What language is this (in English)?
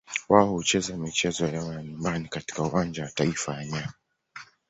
Swahili